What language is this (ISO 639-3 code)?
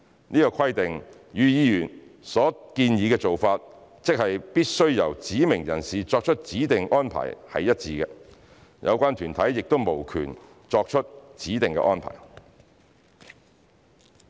yue